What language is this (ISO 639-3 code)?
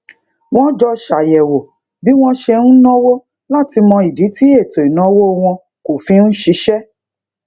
yor